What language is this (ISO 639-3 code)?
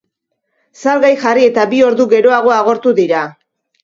eus